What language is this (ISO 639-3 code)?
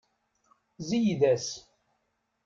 kab